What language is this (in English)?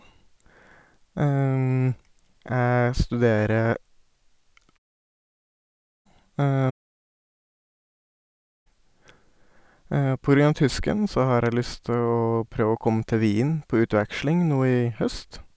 Norwegian